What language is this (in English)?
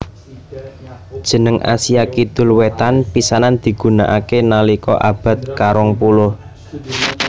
Javanese